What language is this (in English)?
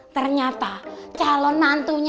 Indonesian